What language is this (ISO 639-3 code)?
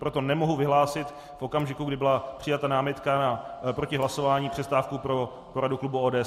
ces